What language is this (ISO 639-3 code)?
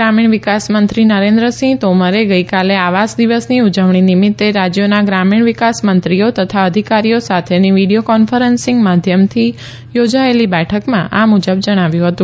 guj